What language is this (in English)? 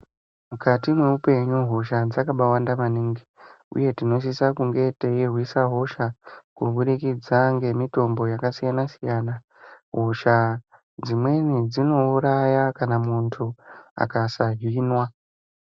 Ndau